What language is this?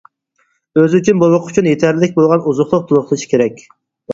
Uyghur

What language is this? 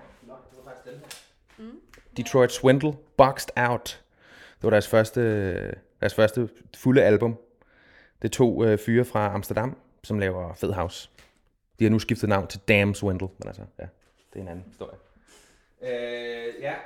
Danish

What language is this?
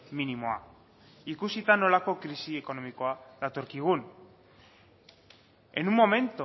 Basque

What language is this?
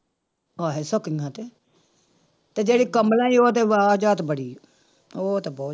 Punjabi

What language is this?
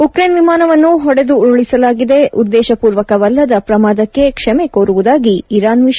Kannada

